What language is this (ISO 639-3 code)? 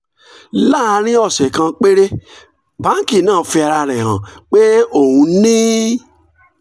yor